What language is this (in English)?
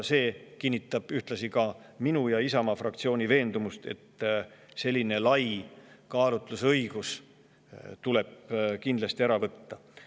Estonian